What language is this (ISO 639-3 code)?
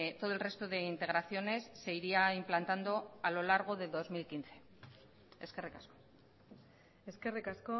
spa